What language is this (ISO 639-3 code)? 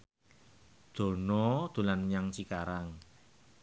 jav